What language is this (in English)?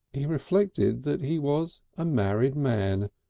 English